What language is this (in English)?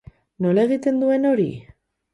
Basque